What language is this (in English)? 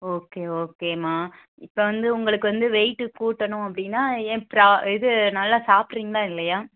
Tamil